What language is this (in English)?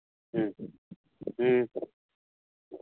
Manipuri